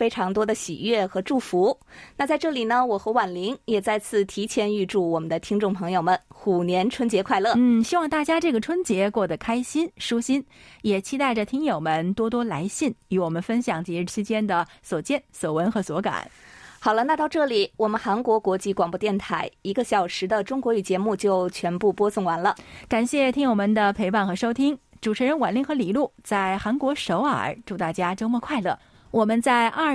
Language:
Chinese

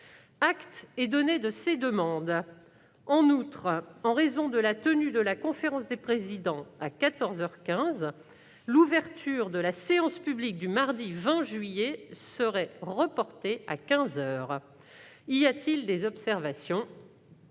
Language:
French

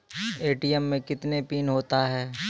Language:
Maithili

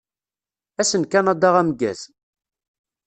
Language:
Kabyle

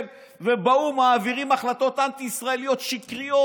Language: Hebrew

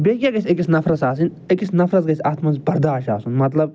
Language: Kashmiri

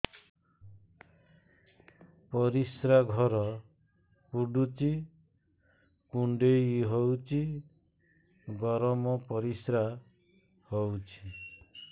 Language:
Odia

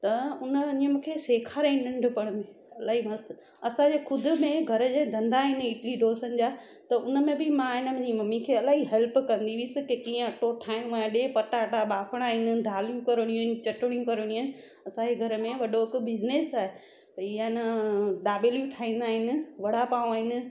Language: Sindhi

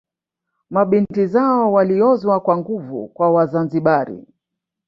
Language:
Swahili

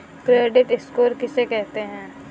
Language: Hindi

